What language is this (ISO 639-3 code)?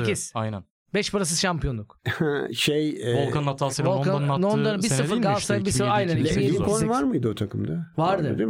tur